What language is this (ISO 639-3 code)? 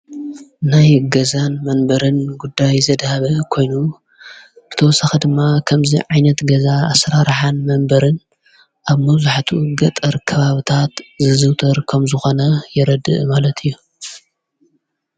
tir